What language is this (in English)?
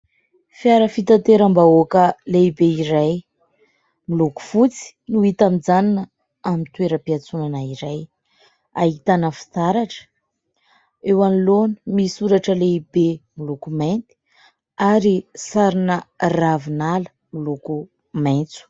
Malagasy